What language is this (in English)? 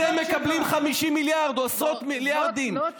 Hebrew